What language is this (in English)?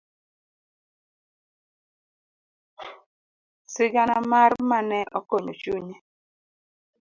Luo (Kenya and Tanzania)